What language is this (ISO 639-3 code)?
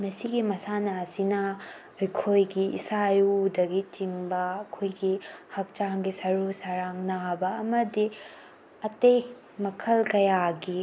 mni